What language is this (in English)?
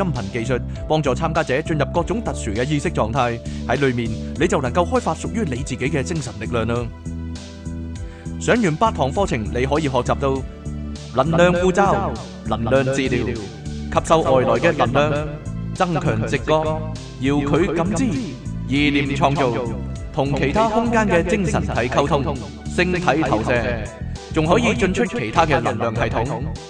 Chinese